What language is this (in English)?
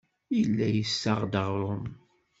Kabyle